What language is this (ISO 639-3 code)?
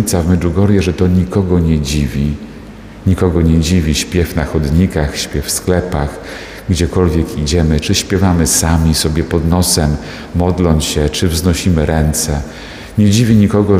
pol